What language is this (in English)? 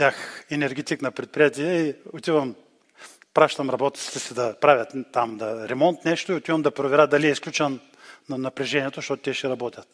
Bulgarian